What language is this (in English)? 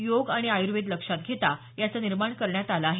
Marathi